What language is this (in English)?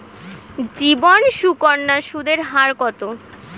Bangla